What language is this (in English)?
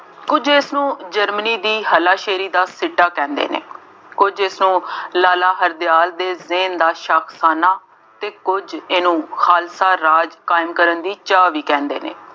Punjabi